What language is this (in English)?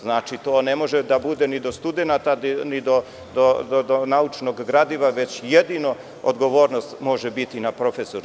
Serbian